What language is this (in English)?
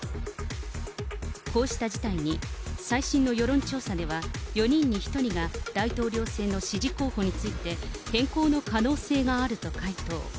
Japanese